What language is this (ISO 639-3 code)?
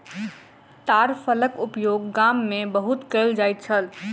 mai